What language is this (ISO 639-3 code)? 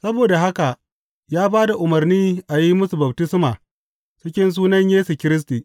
hau